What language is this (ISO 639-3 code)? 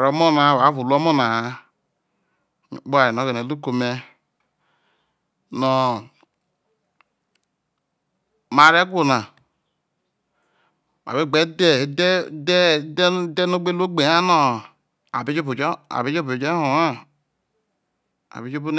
iso